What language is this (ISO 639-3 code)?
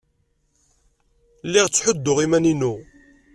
kab